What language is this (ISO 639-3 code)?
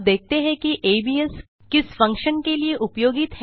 hin